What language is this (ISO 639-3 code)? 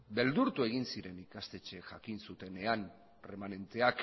eus